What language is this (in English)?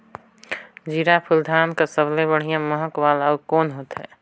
Chhattisgarhi